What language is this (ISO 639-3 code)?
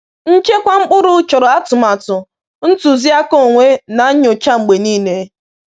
ibo